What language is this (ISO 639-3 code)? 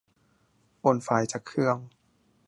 tha